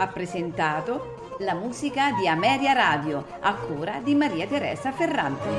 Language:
Italian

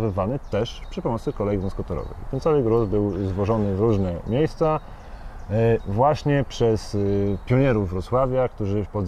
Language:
Polish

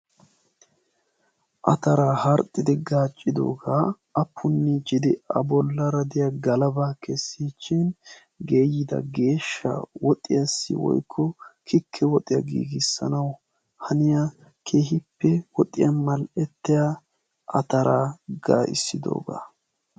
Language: Wolaytta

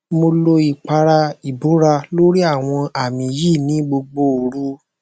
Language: Yoruba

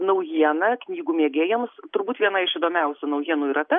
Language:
Lithuanian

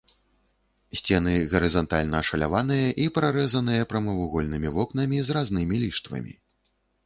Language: Belarusian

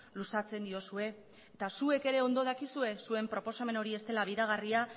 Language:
Basque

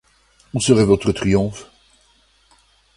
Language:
French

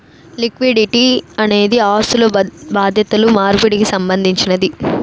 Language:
Telugu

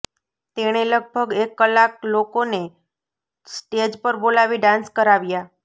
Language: Gujarati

